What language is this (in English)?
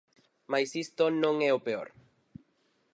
Galician